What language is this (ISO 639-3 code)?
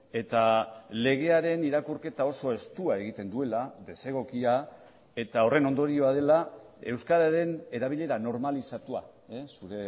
eus